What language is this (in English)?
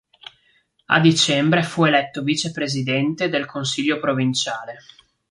Italian